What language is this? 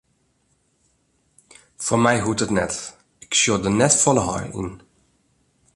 Western Frisian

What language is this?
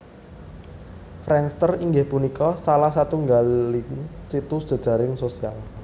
Javanese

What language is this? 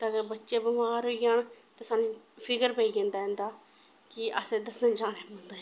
Dogri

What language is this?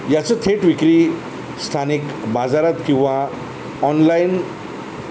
Marathi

